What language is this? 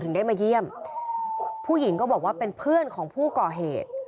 Thai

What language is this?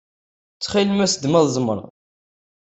Kabyle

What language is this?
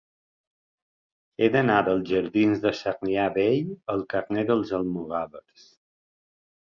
Catalan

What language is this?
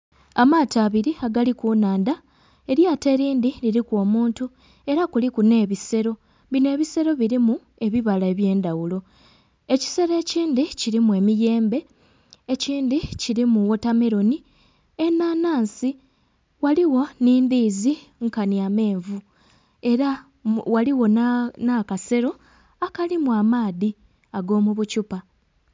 Soga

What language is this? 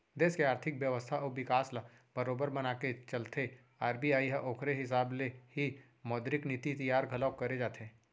Chhattisgarhi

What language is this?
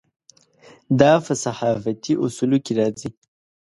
Pashto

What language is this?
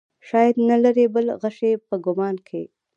Pashto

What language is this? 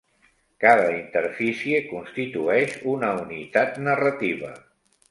Catalan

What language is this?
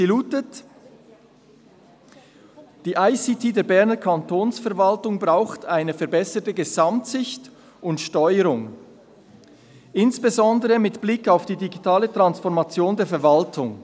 Swiss German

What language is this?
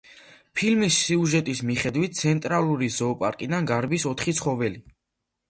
Georgian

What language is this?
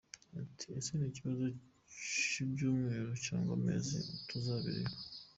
Kinyarwanda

